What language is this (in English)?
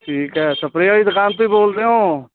Punjabi